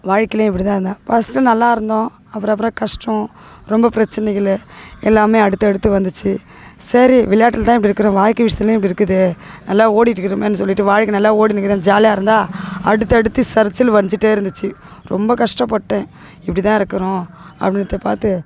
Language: Tamil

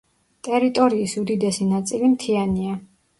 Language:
Georgian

